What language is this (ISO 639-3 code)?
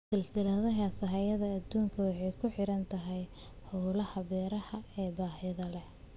som